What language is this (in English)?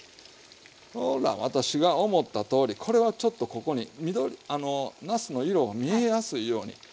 Japanese